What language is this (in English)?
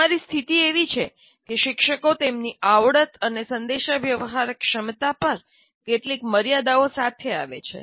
Gujarati